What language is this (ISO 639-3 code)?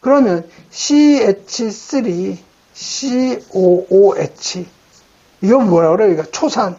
kor